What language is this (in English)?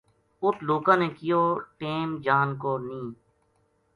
Gujari